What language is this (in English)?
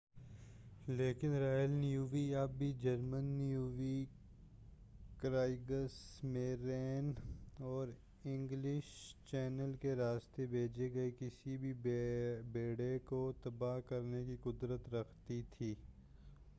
Urdu